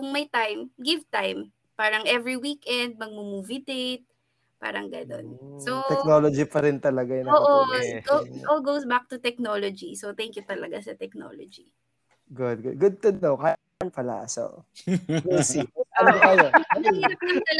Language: Filipino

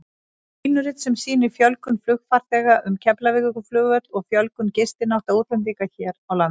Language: Icelandic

